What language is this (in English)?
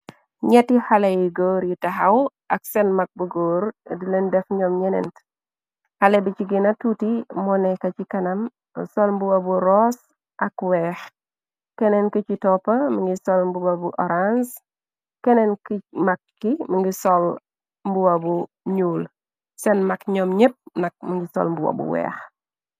Wolof